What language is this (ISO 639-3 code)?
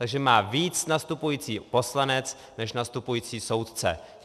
ces